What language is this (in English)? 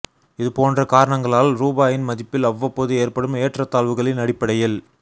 Tamil